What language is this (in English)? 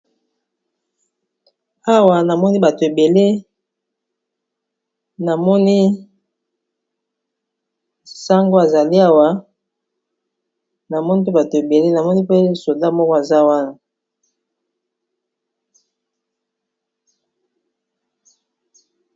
Lingala